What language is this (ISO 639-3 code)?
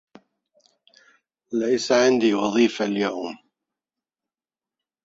ara